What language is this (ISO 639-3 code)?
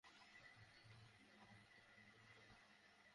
ben